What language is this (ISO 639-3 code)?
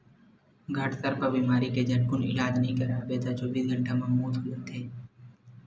hne